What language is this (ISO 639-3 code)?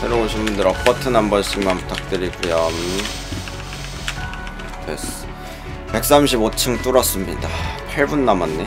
kor